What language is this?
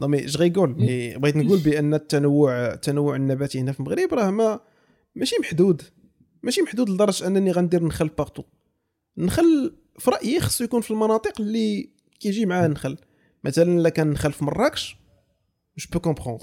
Arabic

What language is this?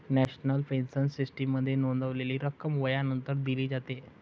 Marathi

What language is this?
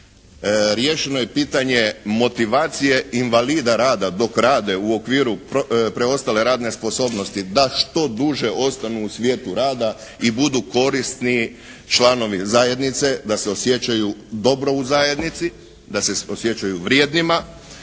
Croatian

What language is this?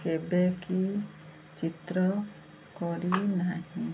Odia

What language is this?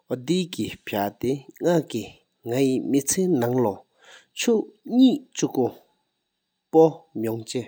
Sikkimese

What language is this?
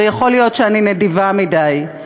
Hebrew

